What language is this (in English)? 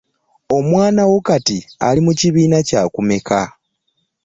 Ganda